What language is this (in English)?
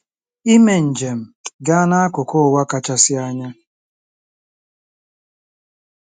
Igbo